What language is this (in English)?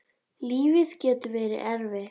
Icelandic